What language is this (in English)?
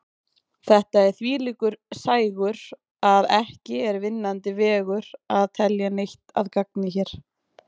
Icelandic